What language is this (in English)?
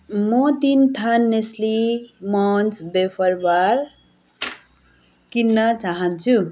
Nepali